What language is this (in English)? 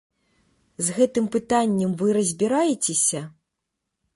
Belarusian